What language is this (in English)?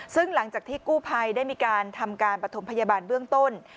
Thai